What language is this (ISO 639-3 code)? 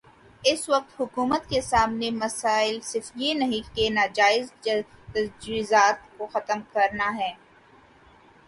urd